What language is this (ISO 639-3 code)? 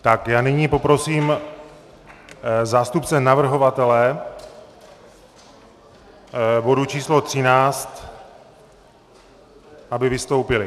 ces